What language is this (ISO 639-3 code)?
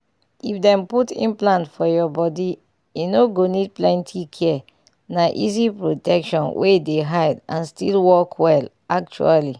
pcm